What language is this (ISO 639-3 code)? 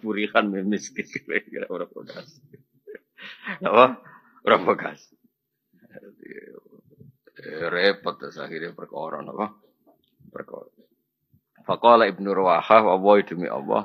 ind